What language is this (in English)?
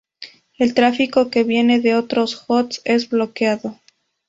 Spanish